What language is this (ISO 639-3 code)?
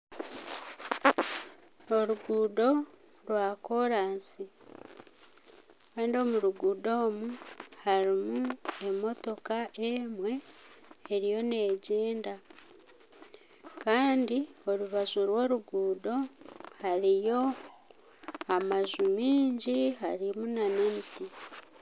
nyn